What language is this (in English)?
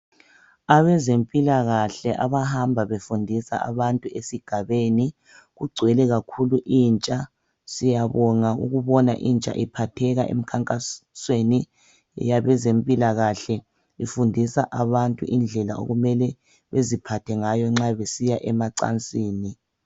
North Ndebele